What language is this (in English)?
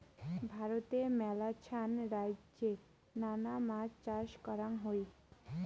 Bangla